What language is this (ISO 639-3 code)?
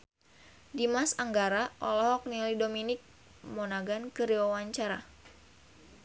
sun